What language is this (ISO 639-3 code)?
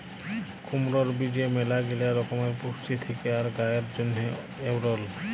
ben